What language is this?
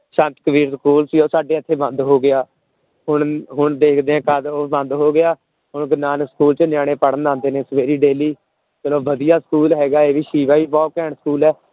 Punjabi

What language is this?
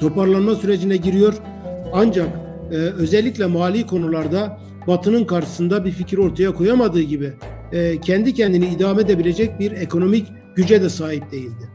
Turkish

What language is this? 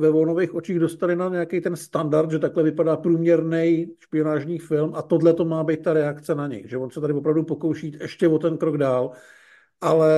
Czech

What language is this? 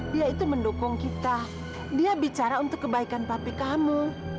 Indonesian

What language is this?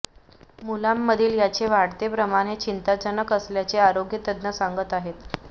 Marathi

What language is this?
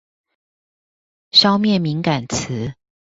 Chinese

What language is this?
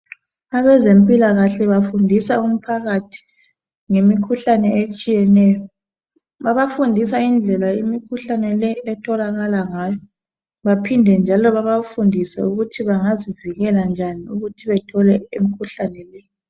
North Ndebele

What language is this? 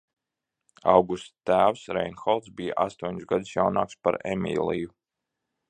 Latvian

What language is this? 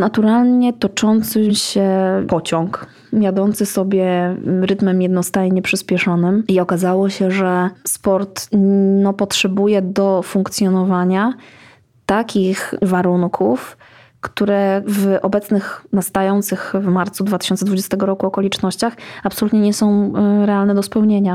Polish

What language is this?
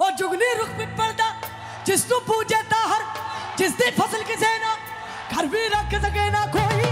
Punjabi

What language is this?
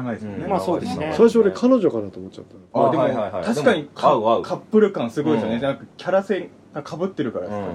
Japanese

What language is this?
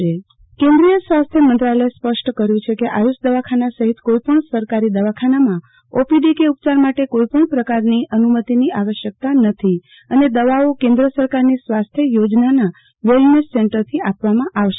Gujarati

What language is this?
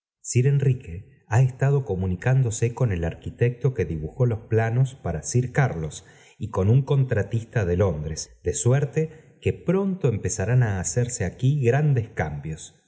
Spanish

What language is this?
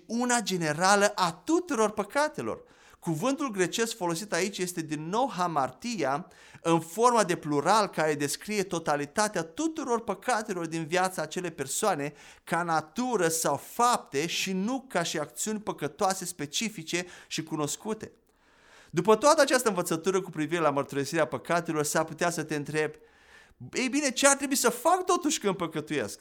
Romanian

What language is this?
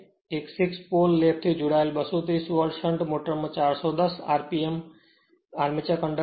Gujarati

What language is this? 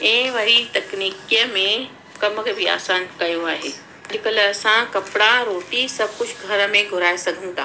Sindhi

